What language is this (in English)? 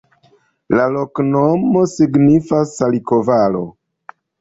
Esperanto